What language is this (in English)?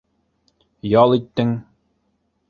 Bashkir